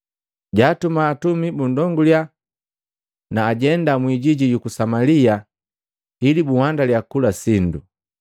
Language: Matengo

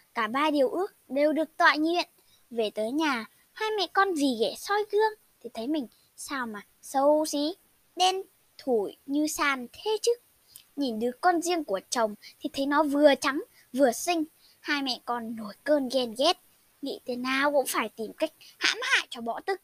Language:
Vietnamese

